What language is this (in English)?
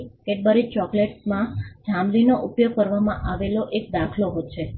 Gujarati